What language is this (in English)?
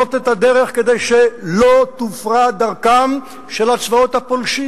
Hebrew